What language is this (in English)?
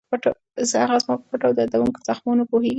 Pashto